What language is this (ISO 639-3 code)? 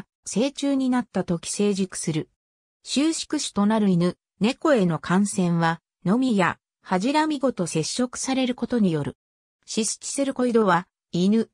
jpn